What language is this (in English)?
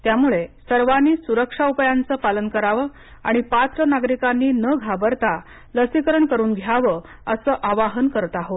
Marathi